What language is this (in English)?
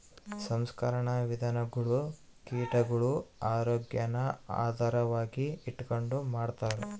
Kannada